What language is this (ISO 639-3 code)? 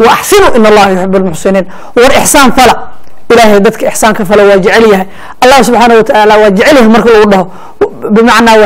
ara